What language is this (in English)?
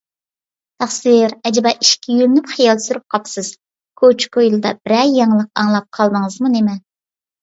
Uyghur